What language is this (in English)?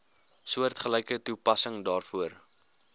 Afrikaans